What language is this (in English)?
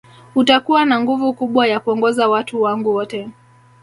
Swahili